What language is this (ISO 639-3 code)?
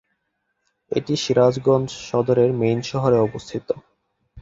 ben